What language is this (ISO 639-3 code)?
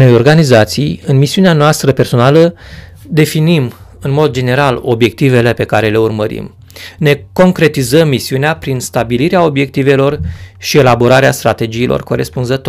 ron